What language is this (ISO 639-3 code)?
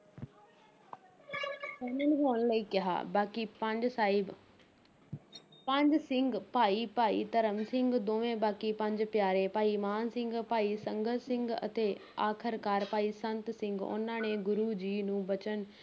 pan